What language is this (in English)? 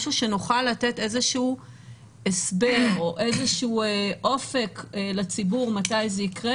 Hebrew